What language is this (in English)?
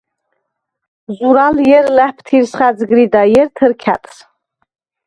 Svan